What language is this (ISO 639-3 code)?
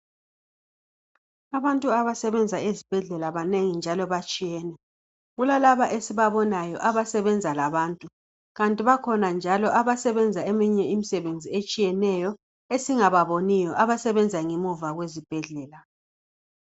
nde